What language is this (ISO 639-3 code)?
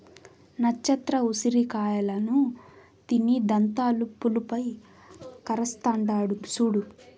tel